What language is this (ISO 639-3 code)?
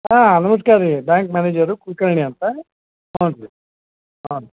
kan